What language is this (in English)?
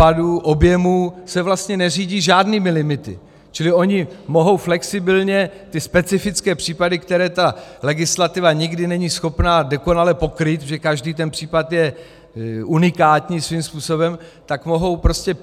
Czech